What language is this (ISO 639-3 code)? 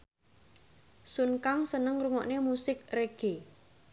jav